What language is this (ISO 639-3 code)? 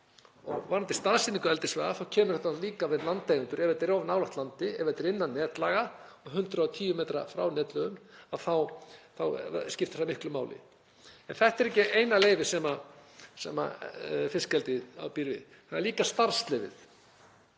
isl